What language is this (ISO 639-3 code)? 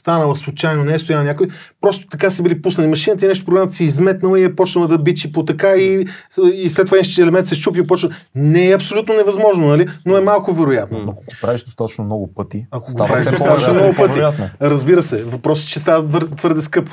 bul